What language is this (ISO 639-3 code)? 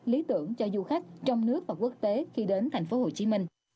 vie